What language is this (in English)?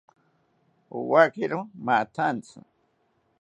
South Ucayali Ashéninka